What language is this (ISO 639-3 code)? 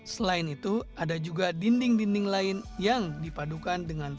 ind